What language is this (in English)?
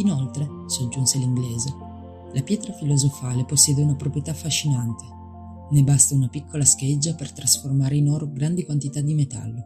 Italian